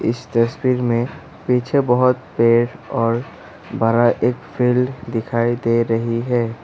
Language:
Hindi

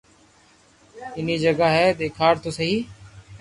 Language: Loarki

